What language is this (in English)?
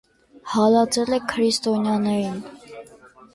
Armenian